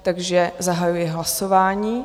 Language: Czech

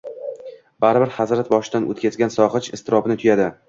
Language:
Uzbek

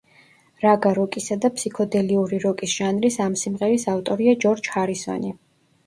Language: Georgian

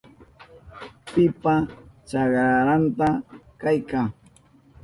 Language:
Southern Pastaza Quechua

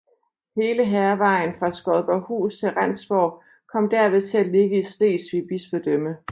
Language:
Danish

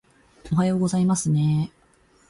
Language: Japanese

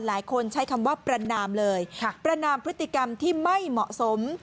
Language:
Thai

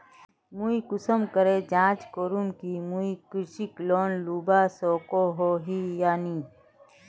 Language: Magahi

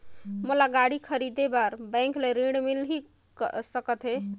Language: Chhattisgarhi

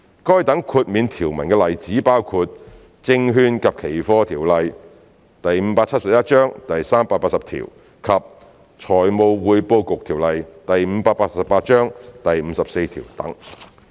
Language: Cantonese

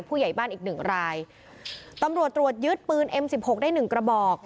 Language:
Thai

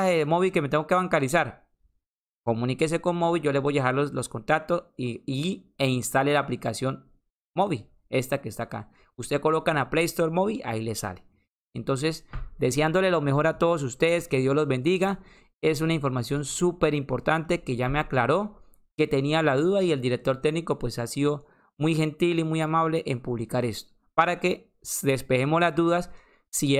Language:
Spanish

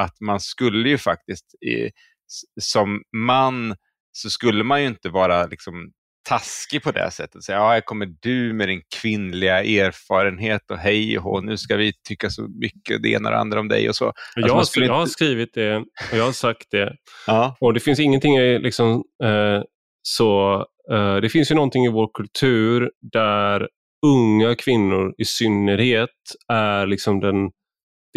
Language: Swedish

